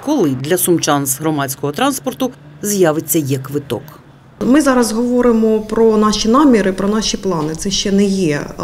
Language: Ukrainian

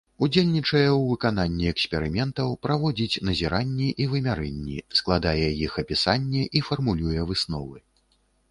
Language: Belarusian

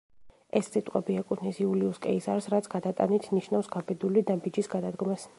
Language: Georgian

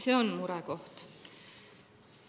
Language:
Estonian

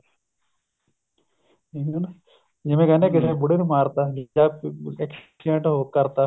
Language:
Punjabi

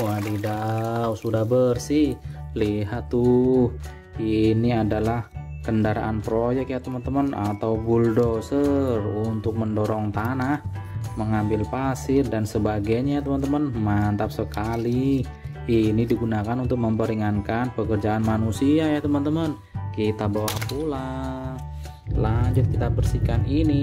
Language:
Indonesian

